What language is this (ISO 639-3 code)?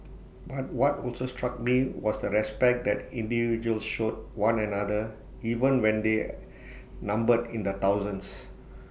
eng